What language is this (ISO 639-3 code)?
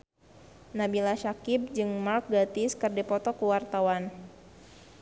sun